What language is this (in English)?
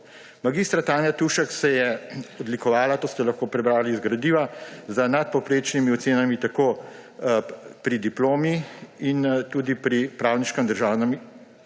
Slovenian